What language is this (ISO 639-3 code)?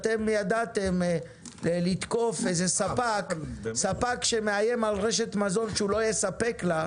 heb